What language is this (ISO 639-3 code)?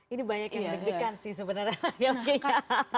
ind